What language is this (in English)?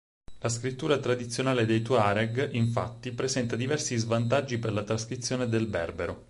Italian